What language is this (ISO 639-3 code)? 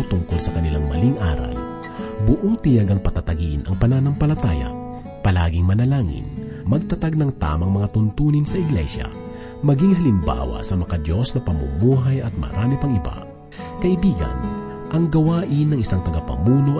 fil